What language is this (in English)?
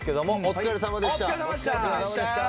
Japanese